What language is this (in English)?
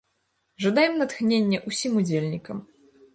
Belarusian